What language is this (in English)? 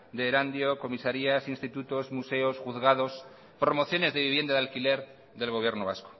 Spanish